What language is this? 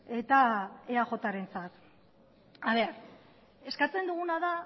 Basque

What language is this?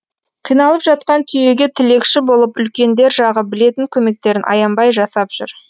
Kazakh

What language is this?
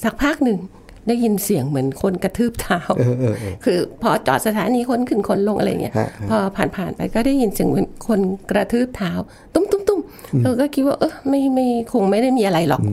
Thai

